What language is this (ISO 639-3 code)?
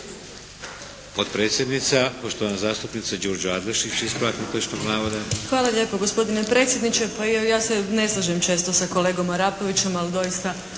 hrv